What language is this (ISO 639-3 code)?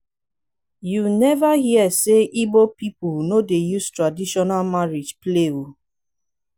pcm